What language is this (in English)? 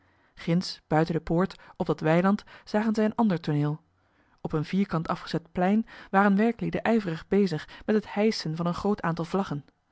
Dutch